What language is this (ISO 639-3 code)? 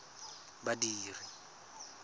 tsn